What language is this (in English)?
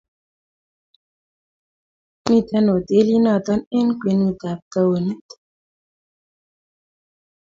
Kalenjin